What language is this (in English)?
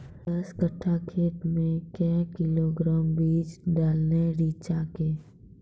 Maithili